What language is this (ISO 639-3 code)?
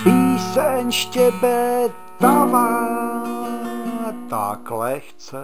ces